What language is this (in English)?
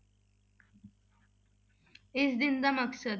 Punjabi